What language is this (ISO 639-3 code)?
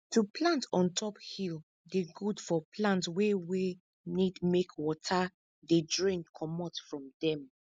pcm